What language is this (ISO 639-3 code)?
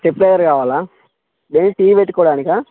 tel